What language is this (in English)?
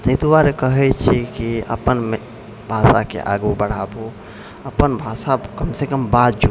Maithili